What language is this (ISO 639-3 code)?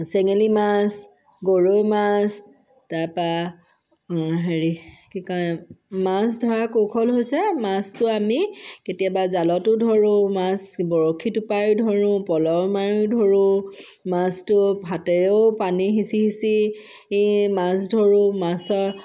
asm